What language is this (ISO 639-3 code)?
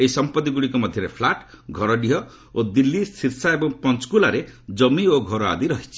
ori